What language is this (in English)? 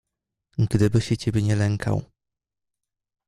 Polish